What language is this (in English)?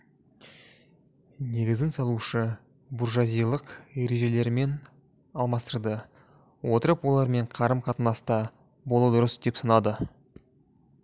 Kazakh